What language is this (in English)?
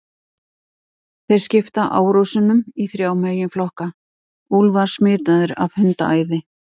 Icelandic